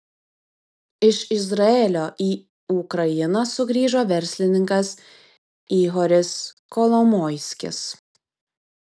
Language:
Lithuanian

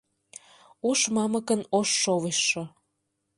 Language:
Mari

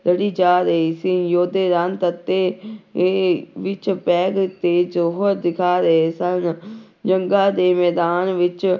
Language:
Punjabi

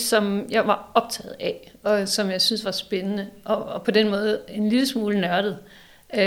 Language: Danish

